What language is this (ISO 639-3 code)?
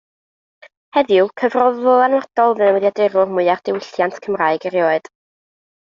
cym